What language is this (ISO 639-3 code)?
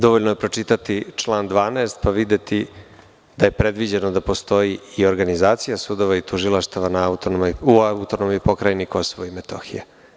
srp